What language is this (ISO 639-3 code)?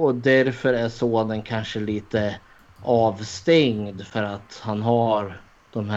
swe